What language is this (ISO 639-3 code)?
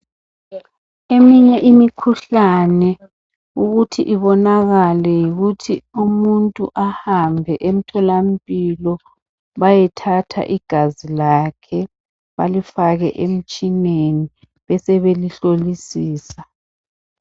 nde